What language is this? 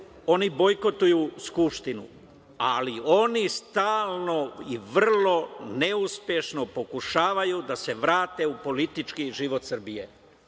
Serbian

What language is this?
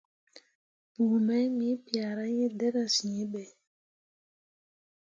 Mundang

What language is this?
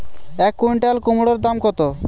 Bangla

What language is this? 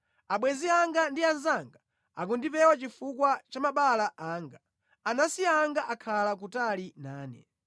Nyanja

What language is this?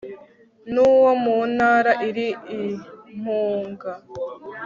Kinyarwanda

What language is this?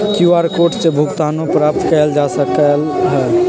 Magahi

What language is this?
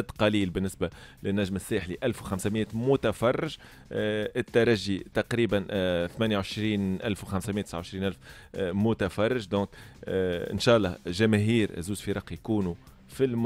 Arabic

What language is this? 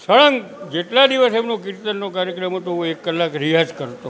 Gujarati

